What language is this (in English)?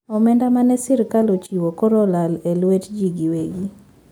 Luo (Kenya and Tanzania)